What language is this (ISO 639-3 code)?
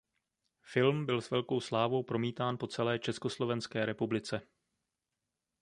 ces